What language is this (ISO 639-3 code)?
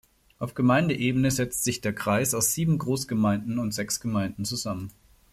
deu